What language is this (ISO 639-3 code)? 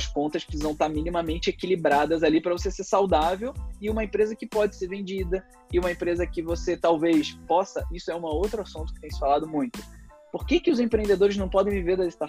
por